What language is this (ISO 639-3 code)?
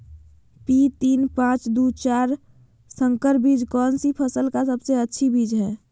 mag